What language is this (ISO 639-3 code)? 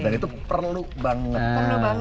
ind